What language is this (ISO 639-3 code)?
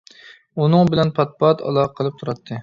uig